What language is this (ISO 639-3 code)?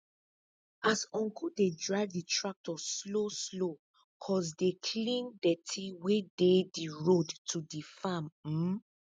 pcm